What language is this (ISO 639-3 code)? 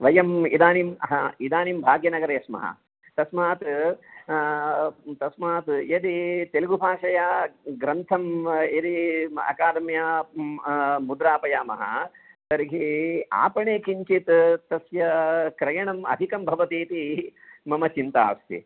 san